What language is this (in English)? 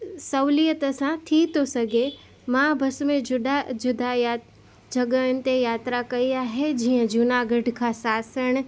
Sindhi